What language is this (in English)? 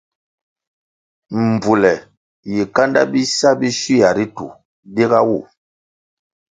Kwasio